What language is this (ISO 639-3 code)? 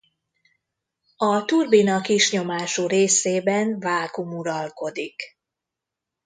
hun